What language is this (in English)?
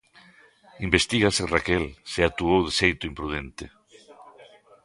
Galician